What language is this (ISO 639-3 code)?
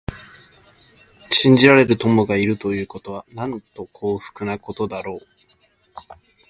jpn